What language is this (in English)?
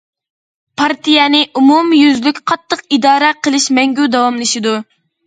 Uyghur